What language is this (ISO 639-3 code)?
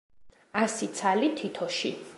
kat